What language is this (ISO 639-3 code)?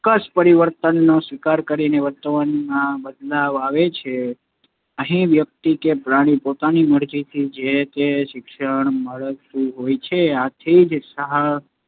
guj